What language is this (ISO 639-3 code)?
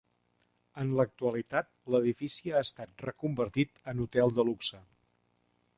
cat